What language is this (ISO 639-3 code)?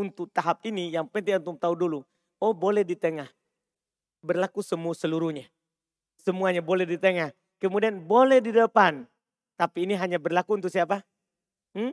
ind